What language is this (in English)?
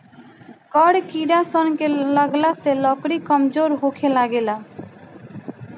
Bhojpuri